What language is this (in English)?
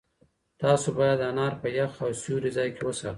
Pashto